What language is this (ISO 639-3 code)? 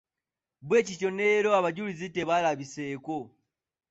lug